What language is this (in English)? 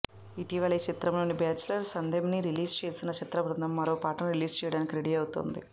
Telugu